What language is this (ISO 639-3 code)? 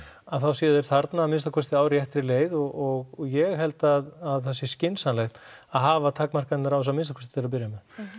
isl